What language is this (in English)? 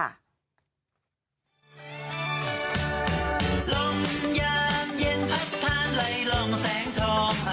Thai